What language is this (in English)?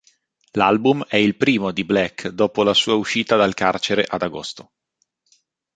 Italian